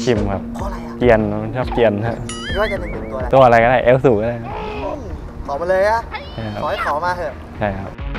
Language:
Thai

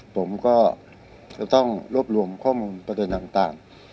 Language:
Thai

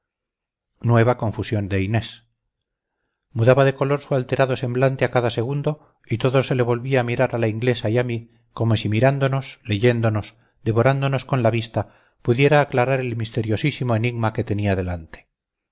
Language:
Spanish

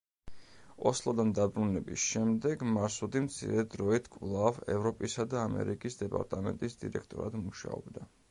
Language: Georgian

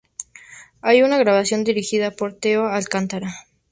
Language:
Spanish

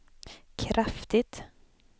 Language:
Swedish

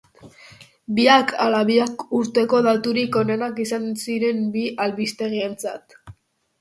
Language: Basque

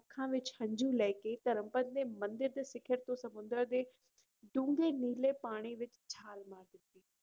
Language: Punjabi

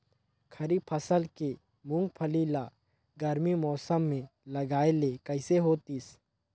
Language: Chhattisgarhi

